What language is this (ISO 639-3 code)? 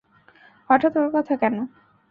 ben